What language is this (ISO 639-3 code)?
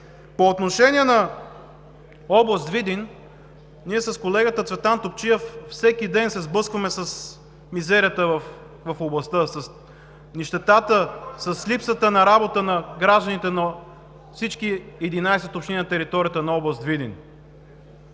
bul